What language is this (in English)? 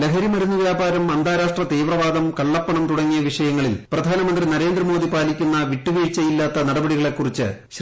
Malayalam